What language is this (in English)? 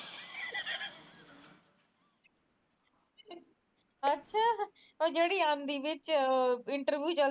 Punjabi